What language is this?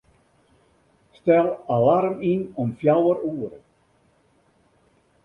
Western Frisian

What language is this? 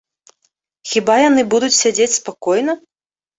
Belarusian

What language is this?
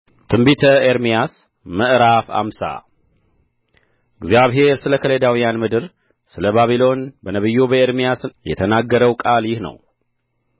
Amharic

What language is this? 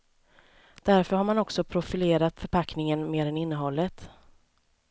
Swedish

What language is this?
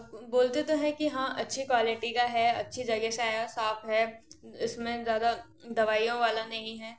Hindi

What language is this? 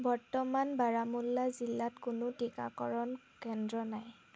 Assamese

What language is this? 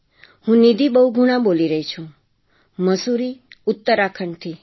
Gujarati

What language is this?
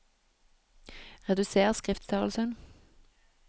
Norwegian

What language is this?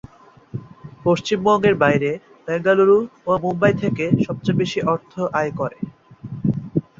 Bangla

